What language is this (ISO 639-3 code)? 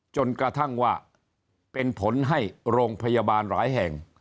tha